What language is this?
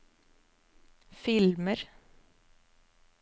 Norwegian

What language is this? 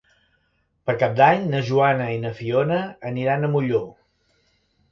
Catalan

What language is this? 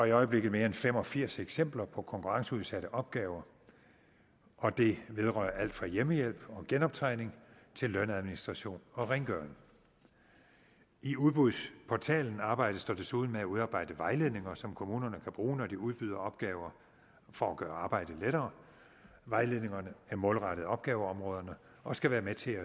Danish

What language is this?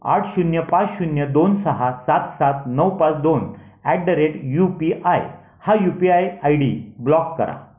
Marathi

